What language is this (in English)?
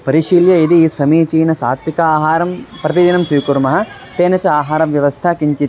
Sanskrit